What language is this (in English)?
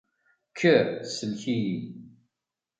Kabyle